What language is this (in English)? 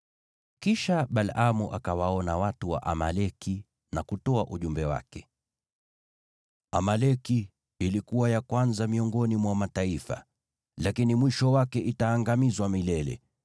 Swahili